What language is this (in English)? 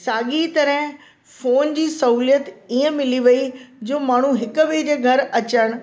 Sindhi